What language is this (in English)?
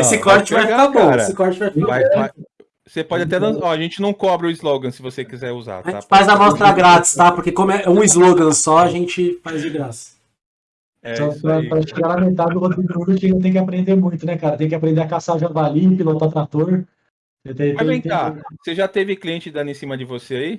Portuguese